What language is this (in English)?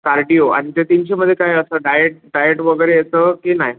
Marathi